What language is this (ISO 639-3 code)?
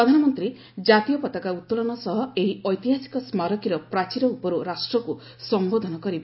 ori